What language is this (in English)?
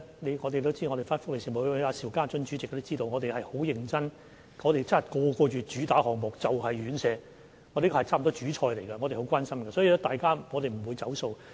Cantonese